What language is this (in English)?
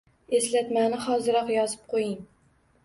Uzbek